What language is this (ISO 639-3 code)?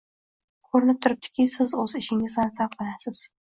uzb